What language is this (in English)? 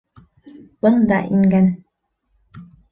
Bashkir